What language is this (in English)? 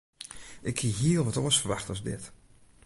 Western Frisian